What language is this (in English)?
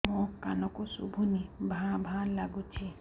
Odia